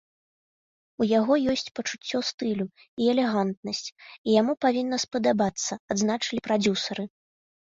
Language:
Belarusian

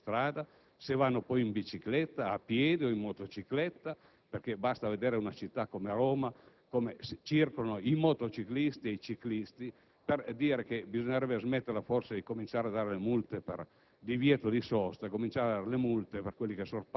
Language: Italian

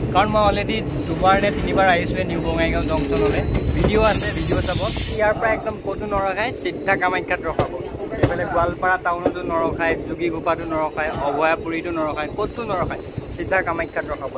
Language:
English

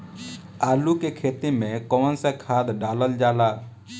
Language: Bhojpuri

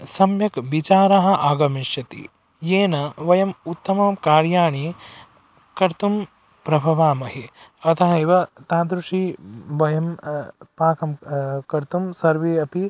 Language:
Sanskrit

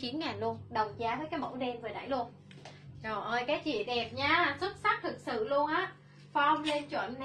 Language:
Vietnamese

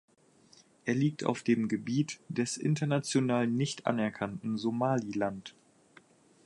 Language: German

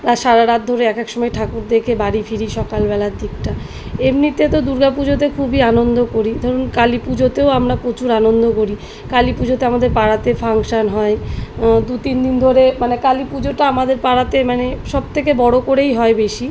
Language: Bangla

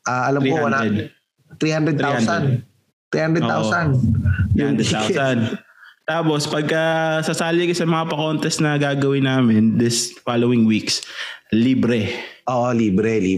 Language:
Filipino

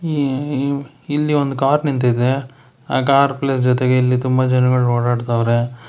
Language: Kannada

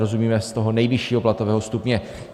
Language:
Czech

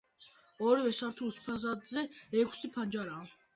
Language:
Georgian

